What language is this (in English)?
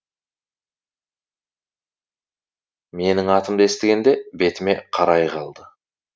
Kazakh